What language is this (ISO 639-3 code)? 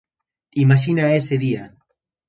glg